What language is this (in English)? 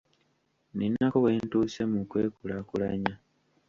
Ganda